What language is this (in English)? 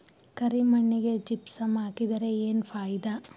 Kannada